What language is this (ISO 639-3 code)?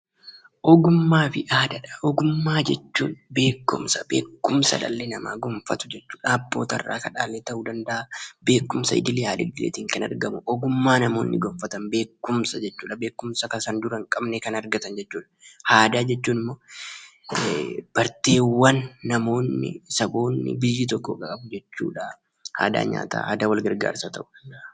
orm